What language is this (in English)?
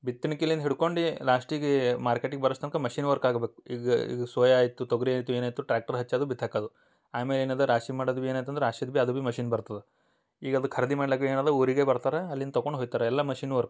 Kannada